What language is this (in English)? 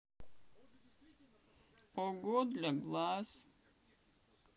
Russian